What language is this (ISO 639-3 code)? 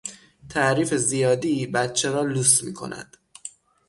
fas